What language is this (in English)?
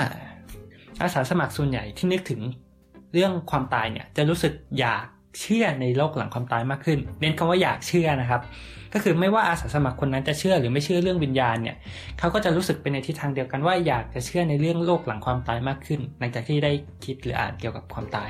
Thai